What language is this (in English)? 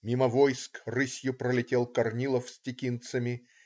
Russian